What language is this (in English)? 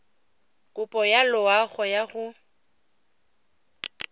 Tswana